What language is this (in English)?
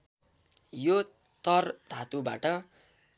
Nepali